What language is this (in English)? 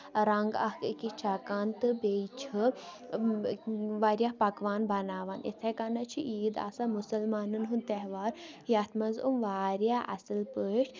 Kashmiri